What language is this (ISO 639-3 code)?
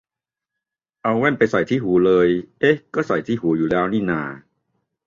tha